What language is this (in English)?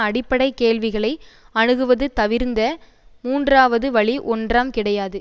Tamil